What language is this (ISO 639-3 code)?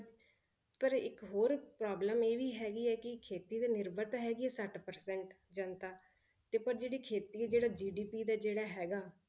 pan